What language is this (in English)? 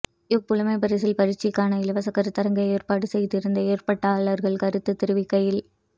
Tamil